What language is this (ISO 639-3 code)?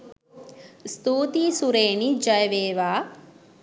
sin